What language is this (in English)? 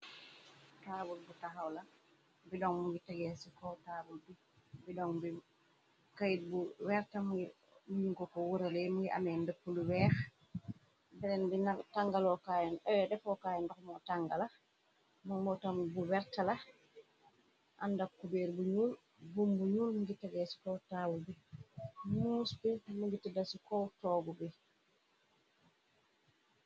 Wolof